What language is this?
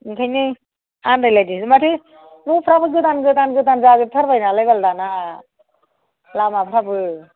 Bodo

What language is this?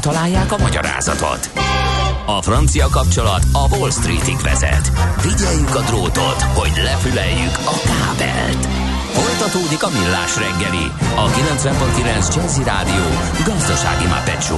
Hungarian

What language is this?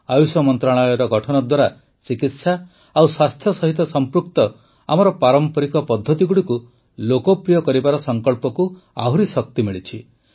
Odia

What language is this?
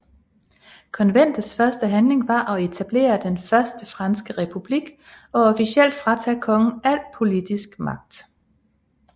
Danish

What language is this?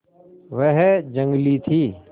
Hindi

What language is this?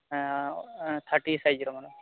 Odia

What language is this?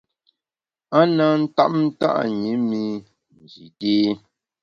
Bamun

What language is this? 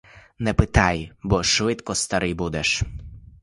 Ukrainian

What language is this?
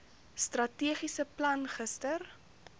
Afrikaans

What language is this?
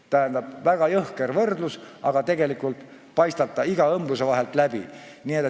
Estonian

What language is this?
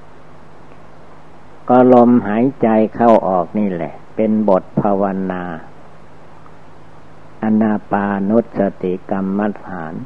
Thai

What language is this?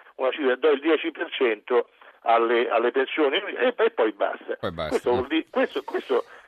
Italian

